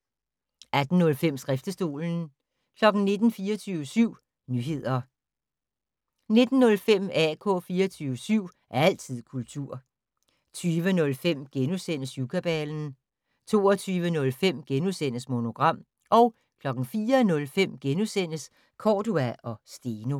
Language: Danish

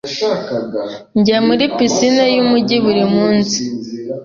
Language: Kinyarwanda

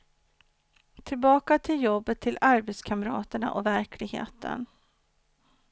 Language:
Swedish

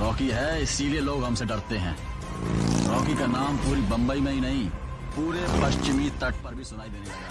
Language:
Hindi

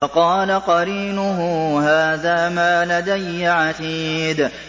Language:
Arabic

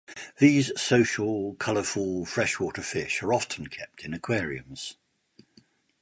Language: English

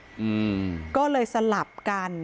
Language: Thai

